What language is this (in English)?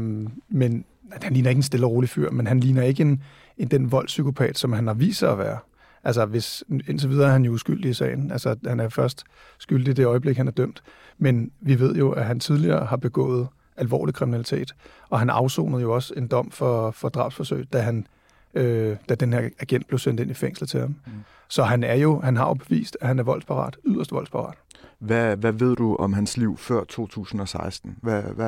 Danish